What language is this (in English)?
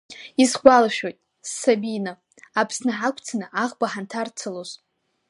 Abkhazian